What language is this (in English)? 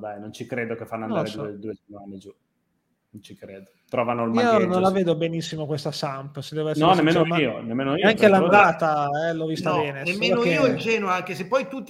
Italian